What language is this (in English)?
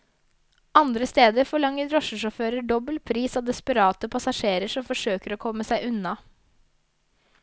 Norwegian